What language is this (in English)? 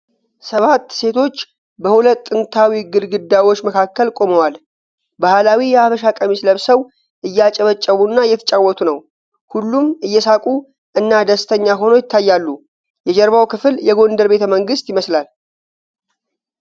Amharic